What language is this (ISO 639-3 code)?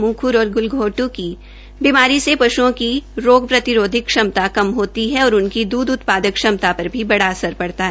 hin